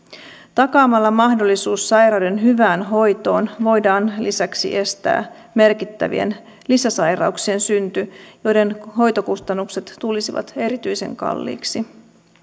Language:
Finnish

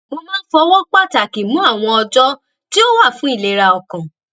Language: Yoruba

